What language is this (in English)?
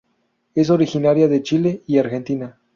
Spanish